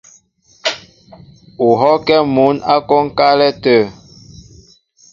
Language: Mbo (Cameroon)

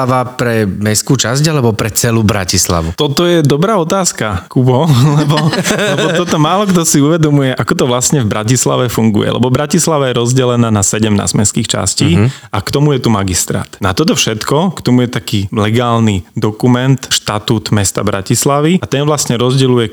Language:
Slovak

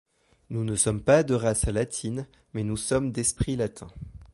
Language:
French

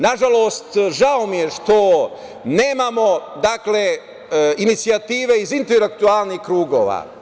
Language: Serbian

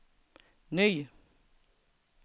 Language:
Swedish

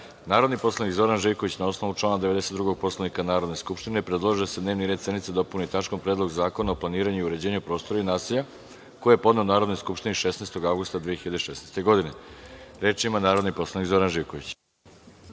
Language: Serbian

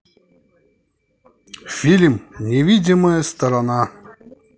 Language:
Russian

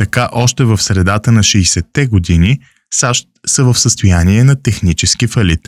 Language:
Bulgarian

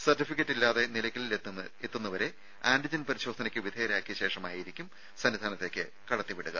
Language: Malayalam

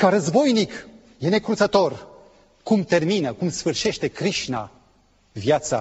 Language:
Romanian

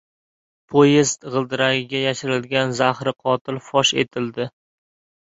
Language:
Uzbek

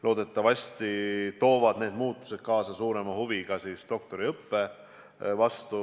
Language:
Estonian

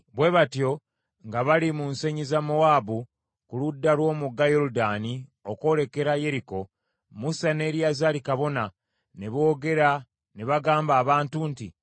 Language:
Ganda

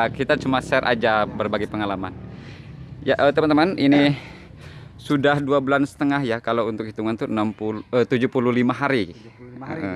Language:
Indonesian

